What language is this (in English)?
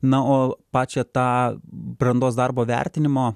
Lithuanian